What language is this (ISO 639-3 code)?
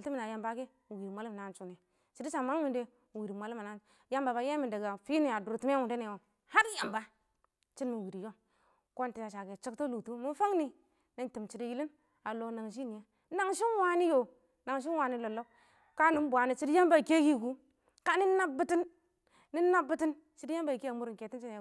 awo